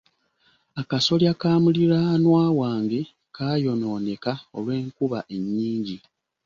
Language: Ganda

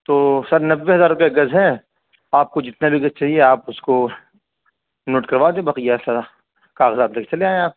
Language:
Urdu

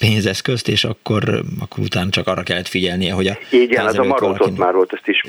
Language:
Hungarian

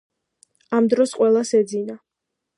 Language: Georgian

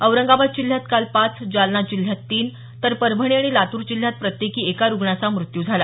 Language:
Marathi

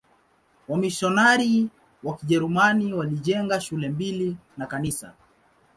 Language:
Swahili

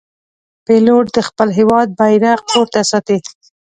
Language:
Pashto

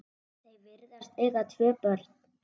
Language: Icelandic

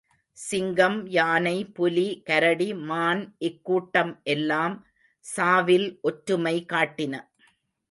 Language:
Tamil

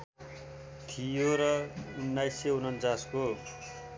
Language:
Nepali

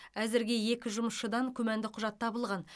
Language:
Kazakh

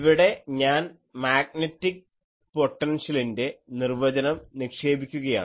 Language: Malayalam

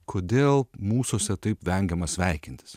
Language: Lithuanian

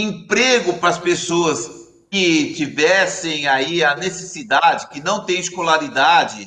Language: Portuguese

